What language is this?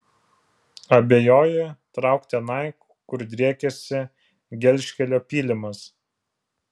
Lithuanian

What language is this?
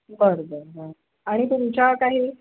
Marathi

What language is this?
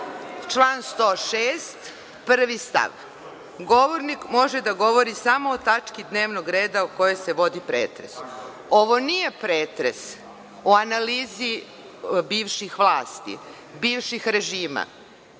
Serbian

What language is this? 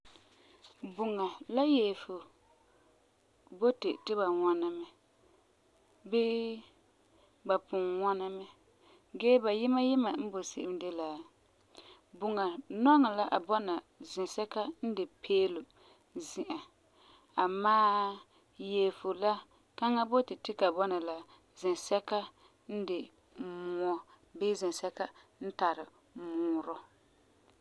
Frafra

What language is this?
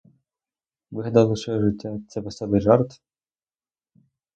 Ukrainian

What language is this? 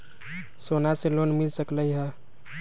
Magahi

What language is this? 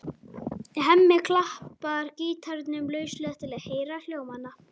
Icelandic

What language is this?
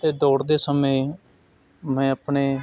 Punjabi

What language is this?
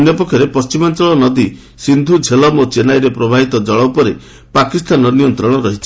Odia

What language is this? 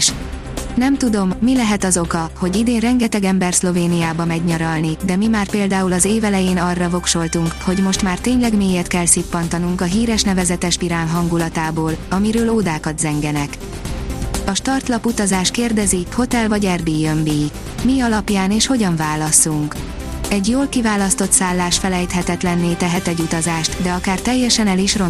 Hungarian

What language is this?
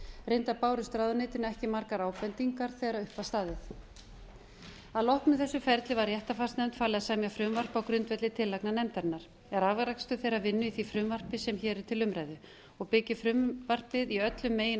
Icelandic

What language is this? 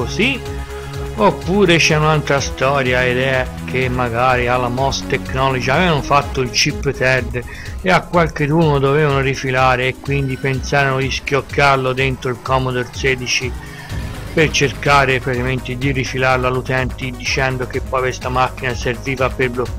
Italian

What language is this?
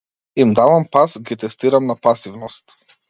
Macedonian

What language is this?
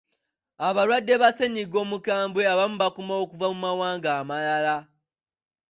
Ganda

